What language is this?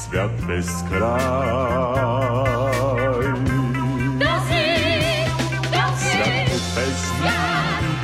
Bulgarian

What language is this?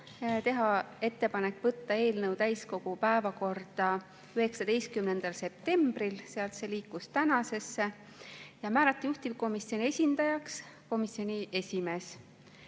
Estonian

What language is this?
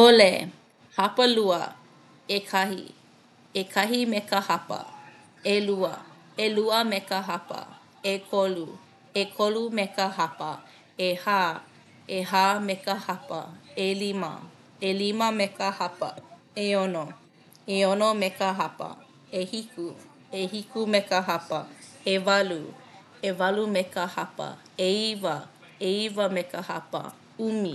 Hawaiian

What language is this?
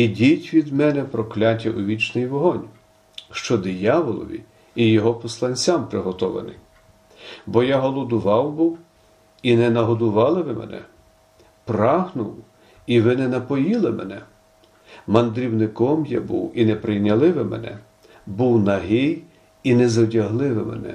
Ukrainian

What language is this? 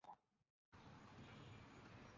Bangla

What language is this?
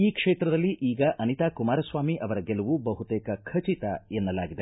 Kannada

